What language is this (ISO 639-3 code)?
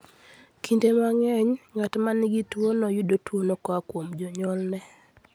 luo